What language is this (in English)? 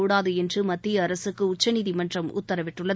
Tamil